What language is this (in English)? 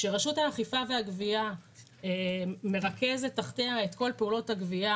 Hebrew